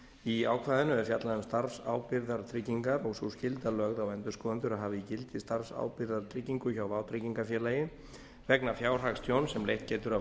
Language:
Icelandic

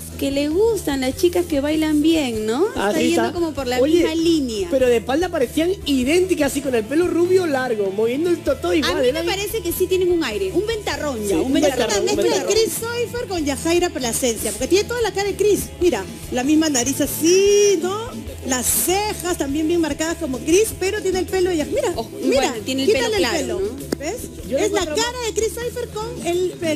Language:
Spanish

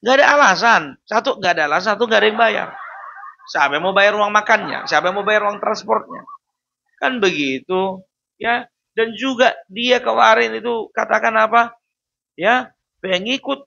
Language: Indonesian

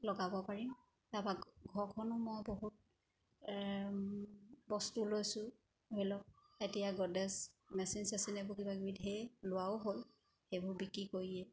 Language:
Assamese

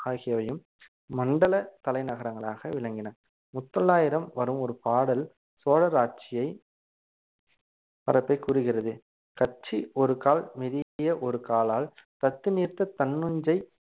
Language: Tamil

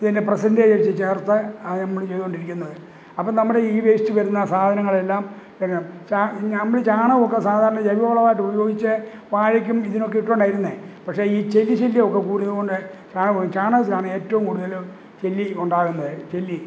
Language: Malayalam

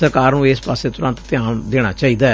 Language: Punjabi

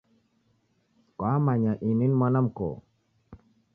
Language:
Taita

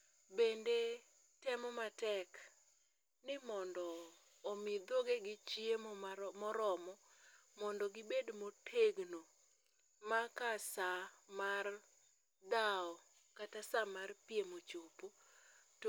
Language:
Luo (Kenya and Tanzania)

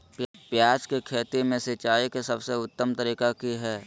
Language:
Magahi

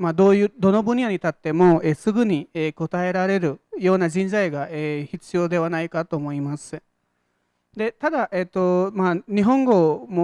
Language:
Japanese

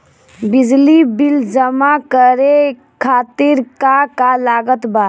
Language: Bhojpuri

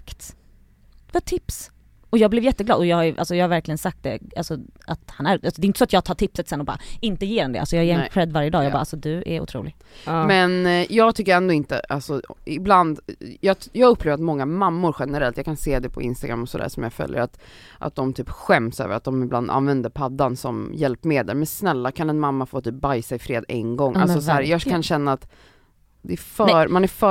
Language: Swedish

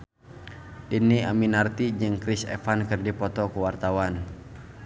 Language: Sundanese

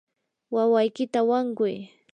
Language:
Yanahuanca Pasco Quechua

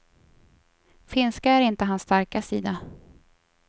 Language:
Swedish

